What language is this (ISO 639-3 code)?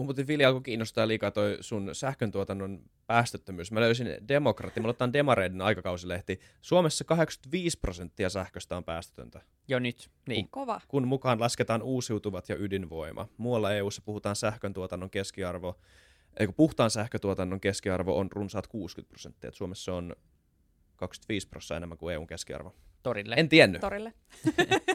fin